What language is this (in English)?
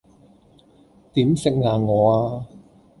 Cantonese